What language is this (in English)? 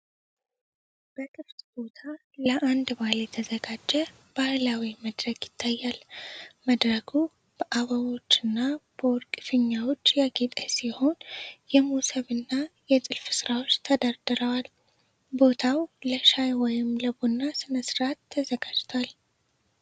Amharic